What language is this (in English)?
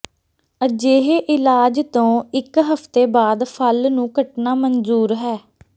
Punjabi